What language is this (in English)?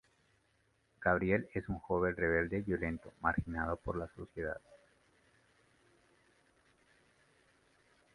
Spanish